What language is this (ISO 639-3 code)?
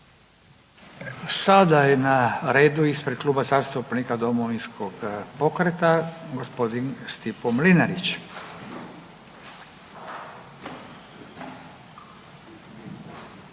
hrv